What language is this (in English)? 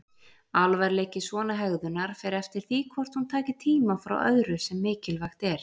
Icelandic